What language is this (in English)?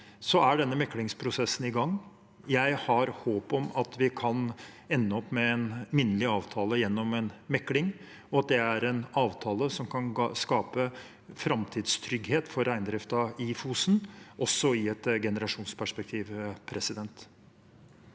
Norwegian